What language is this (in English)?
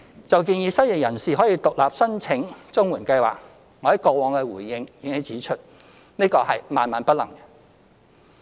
Cantonese